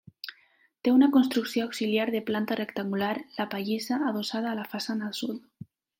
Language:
Catalan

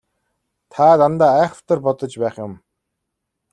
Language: Mongolian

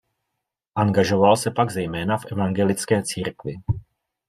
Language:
Czech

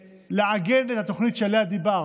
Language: Hebrew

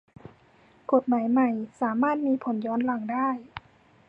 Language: Thai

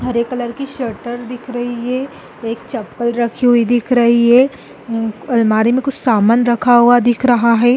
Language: Hindi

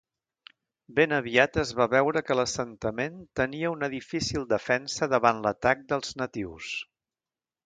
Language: Catalan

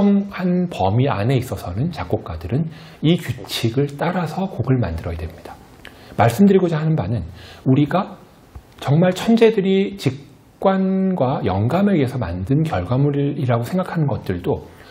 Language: Korean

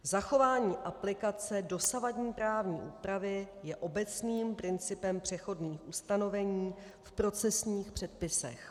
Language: Czech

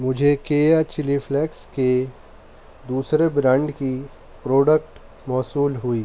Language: Urdu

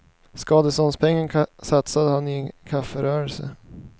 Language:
Swedish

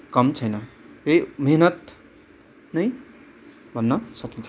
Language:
Nepali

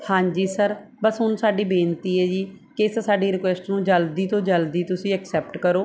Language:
Punjabi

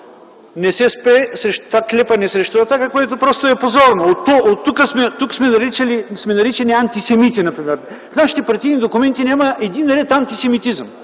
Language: Bulgarian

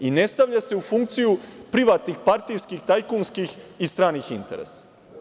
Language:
Serbian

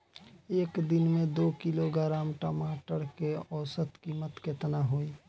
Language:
Bhojpuri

